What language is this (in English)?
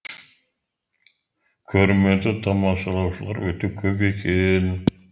Kazakh